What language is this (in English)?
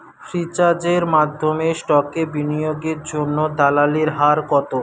Bangla